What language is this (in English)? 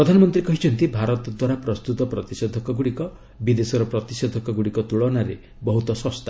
Odia